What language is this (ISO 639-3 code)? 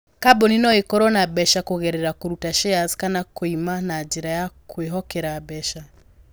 kik